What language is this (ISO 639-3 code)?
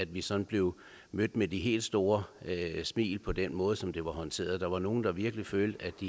dan